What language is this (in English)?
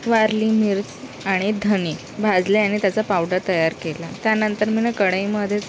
Marathi